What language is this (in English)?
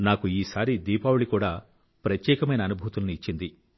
Telugu